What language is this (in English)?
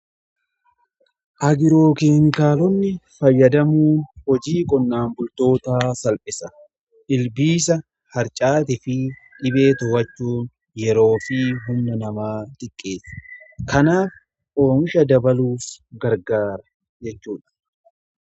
Oromo